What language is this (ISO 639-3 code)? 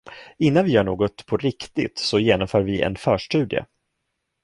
swe